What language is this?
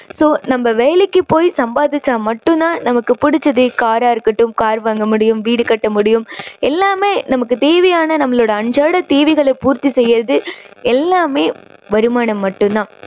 Tamil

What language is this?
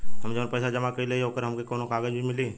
Bhojpuri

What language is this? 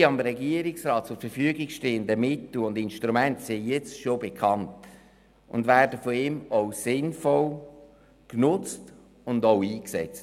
Swiss German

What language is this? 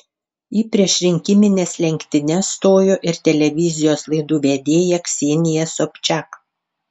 Lithuanian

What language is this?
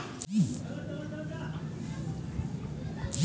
Chhattisgarhi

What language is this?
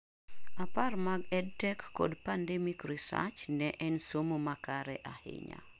Luo (Kenya and Tanzania)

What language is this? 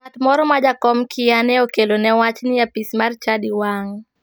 Luo (Kenya and Tanzania)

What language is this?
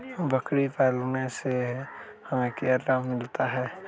Magahi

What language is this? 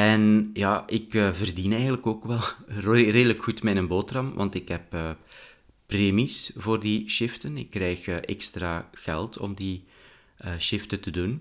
Dutch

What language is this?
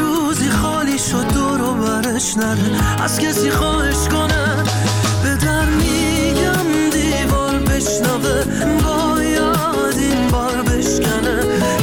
Persian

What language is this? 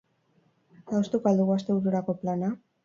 Basque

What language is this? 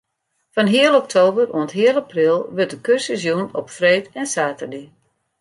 Western Frisian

